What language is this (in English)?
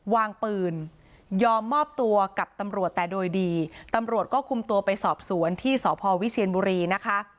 Thai